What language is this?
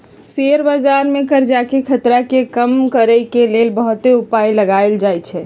Magahi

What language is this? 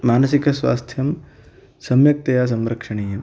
Sanskrit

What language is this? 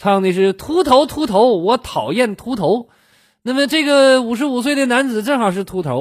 Chinese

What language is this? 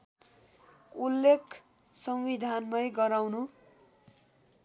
Nepali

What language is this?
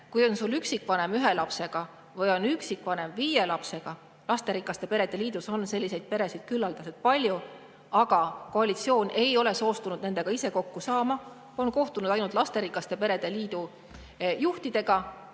Estonian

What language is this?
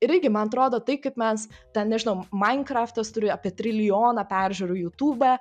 Lithuanian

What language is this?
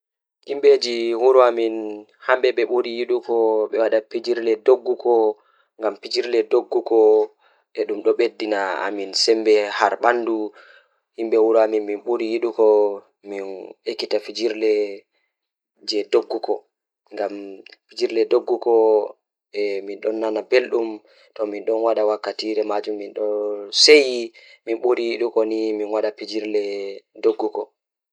Fula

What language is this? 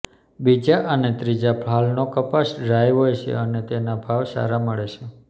Gujarati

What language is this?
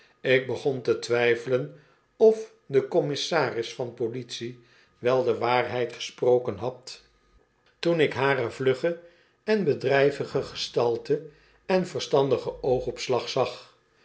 Dutch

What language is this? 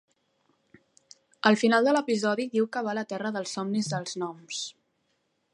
Catalan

